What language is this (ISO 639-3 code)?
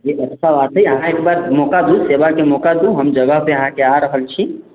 mai